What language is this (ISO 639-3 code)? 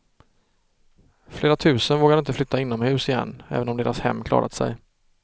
swe